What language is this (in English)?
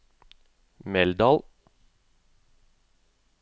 Norwegian